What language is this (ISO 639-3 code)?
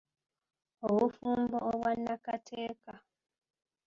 lug